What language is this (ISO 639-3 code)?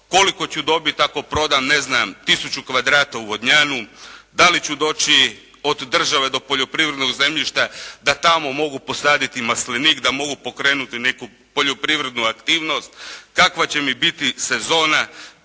hrv